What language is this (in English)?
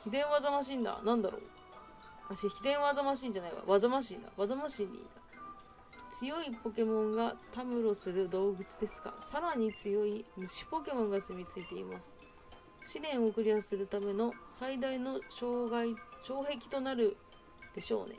Japanese